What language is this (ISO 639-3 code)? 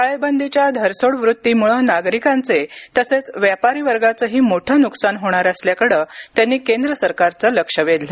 mar